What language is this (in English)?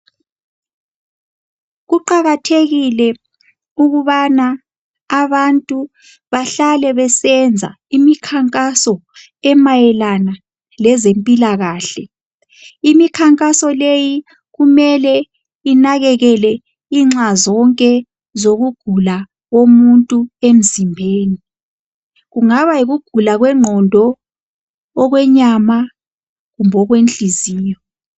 North Ndebele